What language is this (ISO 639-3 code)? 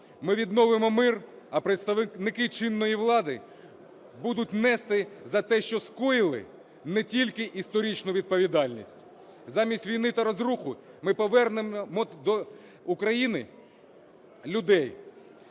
ukr